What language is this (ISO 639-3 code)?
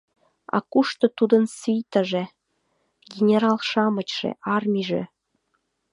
chm